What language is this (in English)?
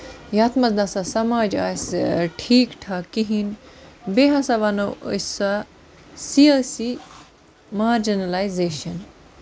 Kashmiri